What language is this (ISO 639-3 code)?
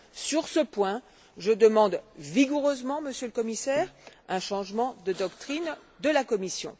fra